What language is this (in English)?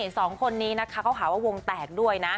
Thai